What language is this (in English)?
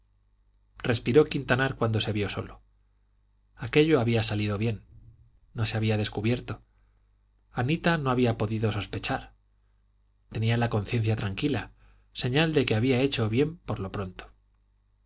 Spanish